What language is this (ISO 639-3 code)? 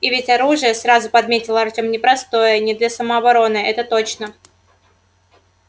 rus